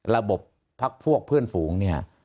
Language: Thai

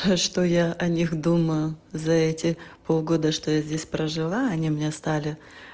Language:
Russian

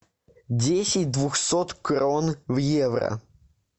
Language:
Russian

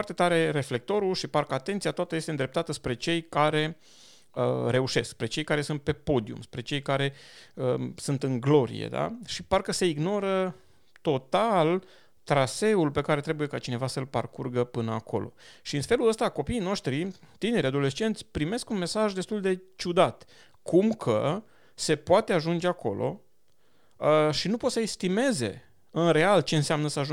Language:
Romanian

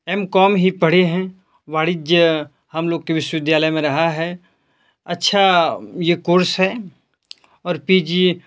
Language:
Hindi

